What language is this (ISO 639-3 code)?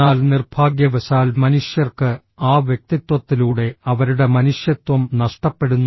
mal